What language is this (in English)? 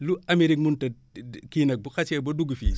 Wolof